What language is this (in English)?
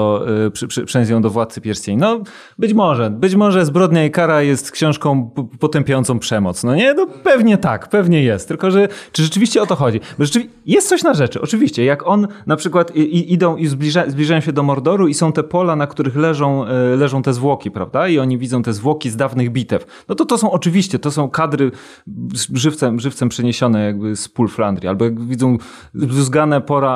Polish